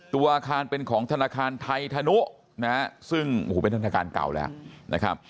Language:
Thai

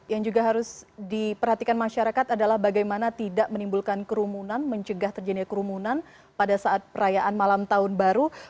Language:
Indonesian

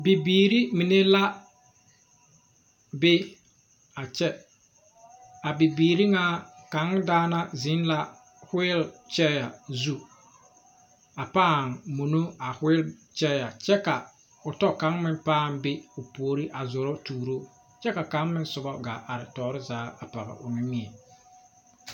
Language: Southern Dagaare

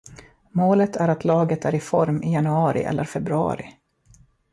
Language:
Swedish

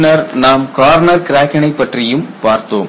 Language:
Tamil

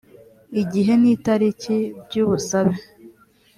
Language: Kinyarwanda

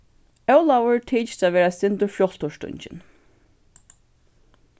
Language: Faroese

